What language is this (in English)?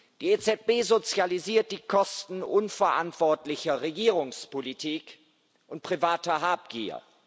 German